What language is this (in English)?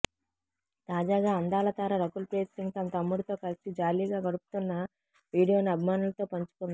Telugu